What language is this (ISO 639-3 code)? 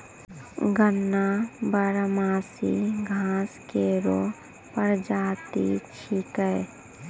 mai